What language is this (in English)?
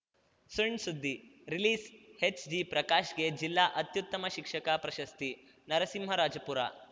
Kannada